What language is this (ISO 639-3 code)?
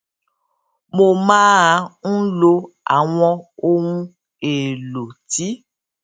yor